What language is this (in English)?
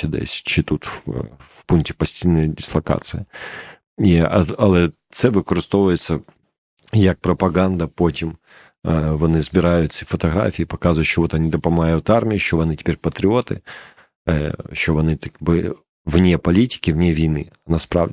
Ukrainian